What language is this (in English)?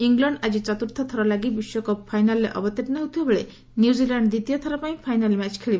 Odia